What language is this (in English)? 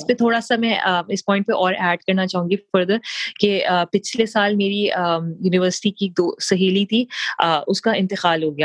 Urdu